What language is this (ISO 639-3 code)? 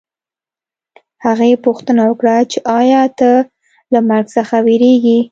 pus